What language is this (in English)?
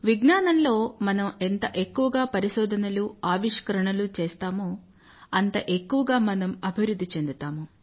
Telugu